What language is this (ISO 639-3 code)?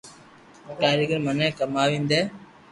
lrk